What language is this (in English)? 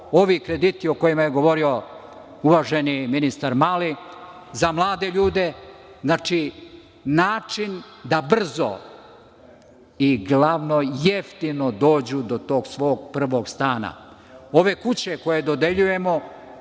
Serbian